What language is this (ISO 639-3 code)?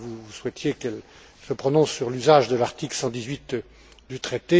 fra